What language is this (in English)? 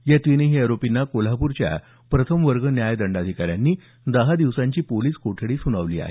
Marathi